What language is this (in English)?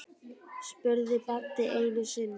Icelandic